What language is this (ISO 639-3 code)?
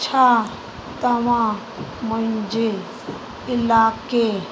snd